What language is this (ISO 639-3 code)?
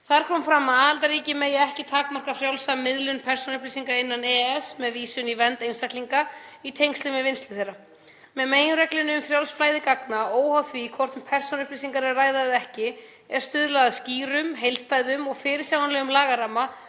isl